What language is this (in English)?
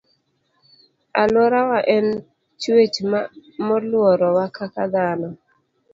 Luo (Kenya and Tanzania)